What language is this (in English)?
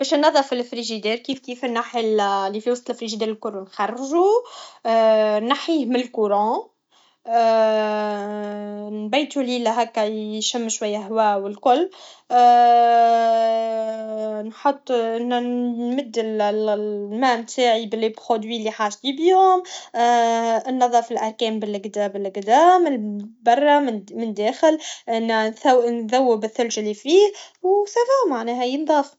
Tunisian Arabic